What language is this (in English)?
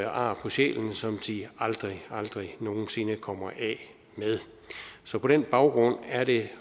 Danish